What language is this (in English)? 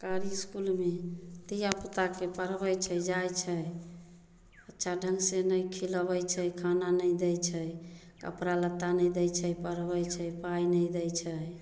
Maithili